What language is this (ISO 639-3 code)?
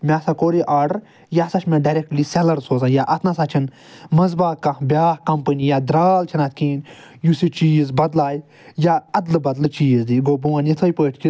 kas